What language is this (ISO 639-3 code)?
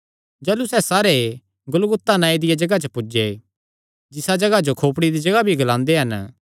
xnr